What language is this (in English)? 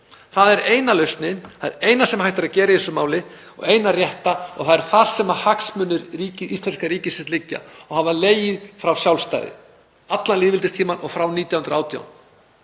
Icelandic